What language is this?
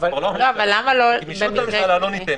Hebrew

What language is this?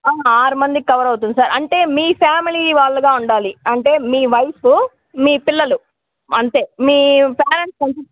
Telugu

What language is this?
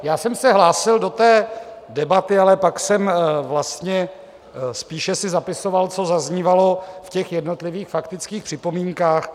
Czech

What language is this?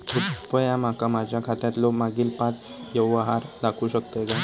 Marathi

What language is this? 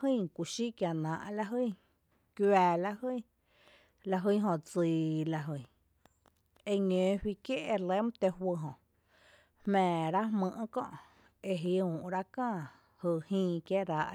Tepinapa Chinantec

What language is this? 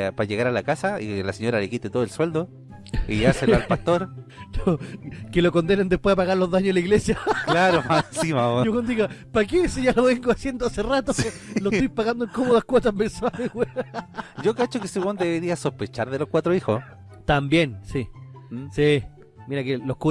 Spanish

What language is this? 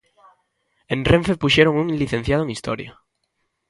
Galician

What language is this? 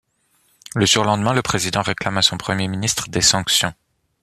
French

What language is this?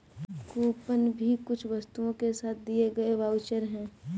Hindi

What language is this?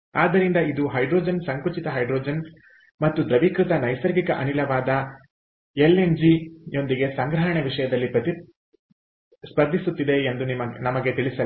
Kannada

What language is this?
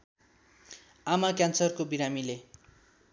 Nepali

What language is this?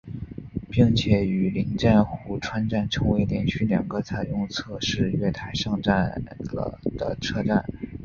Chinese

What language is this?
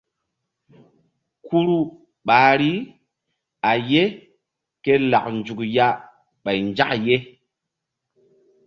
Mbum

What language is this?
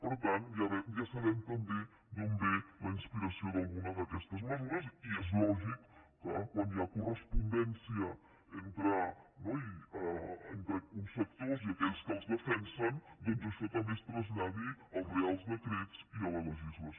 Catalan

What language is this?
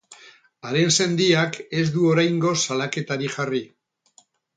Basque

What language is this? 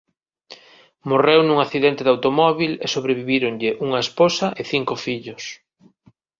Galician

